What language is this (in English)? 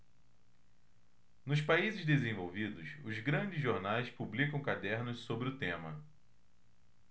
Portuguese